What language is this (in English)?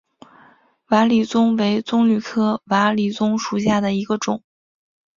Chinese